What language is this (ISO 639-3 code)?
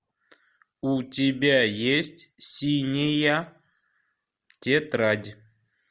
rus